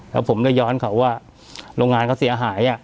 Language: Thai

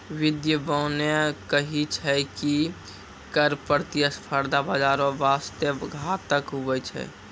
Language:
Maithili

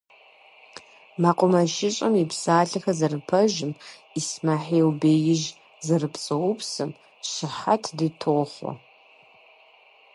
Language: Kabardian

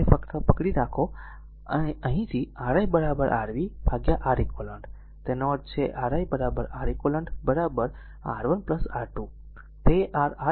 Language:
Gujarati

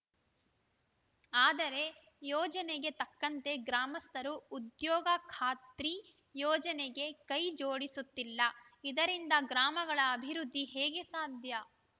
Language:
Kannada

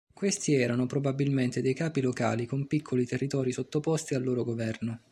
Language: Italian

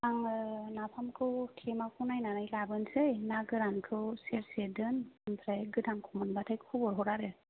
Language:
Bodo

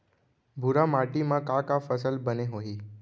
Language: Chhattisgarhi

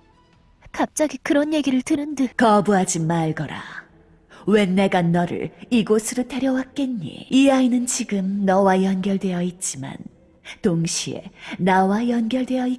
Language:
Korean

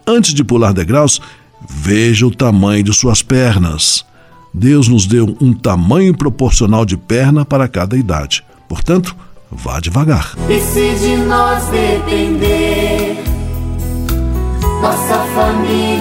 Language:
Portuguese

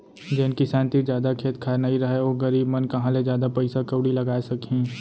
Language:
Chhattisgarhi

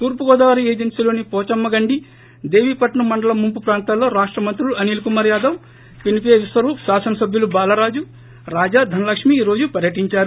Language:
Telugu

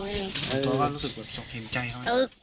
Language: Thai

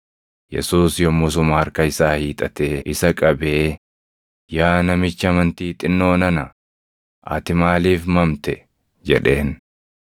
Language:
Oromo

